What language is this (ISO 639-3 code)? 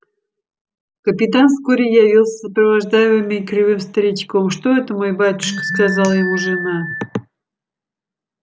rus